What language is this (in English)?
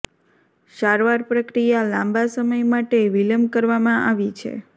Gujarati